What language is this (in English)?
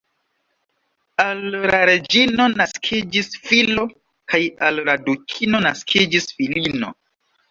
Esperanto